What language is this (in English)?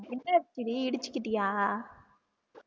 Tamil